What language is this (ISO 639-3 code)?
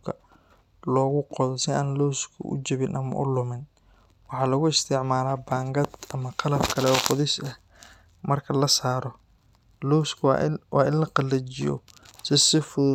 som